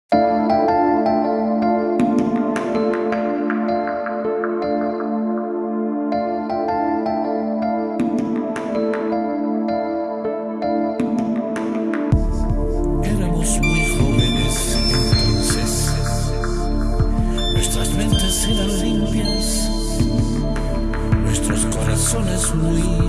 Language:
Spanish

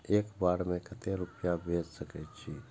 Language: Maithili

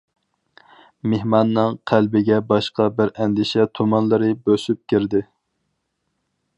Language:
Uyghur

